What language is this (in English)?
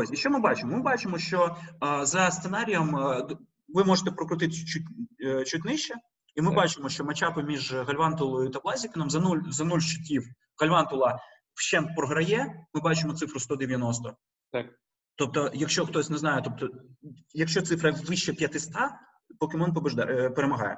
Ukrainian